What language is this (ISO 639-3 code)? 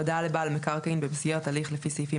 heb